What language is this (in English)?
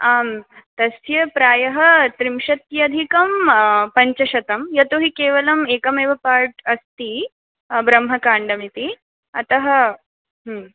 Sanskrit